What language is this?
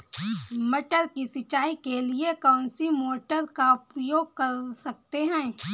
Hindi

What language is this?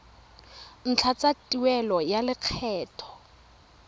Tswana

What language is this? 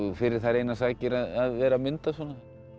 Icelandic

